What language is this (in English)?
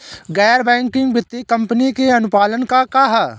Bhojpuri